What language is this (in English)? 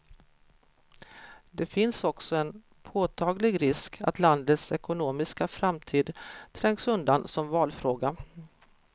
Swedish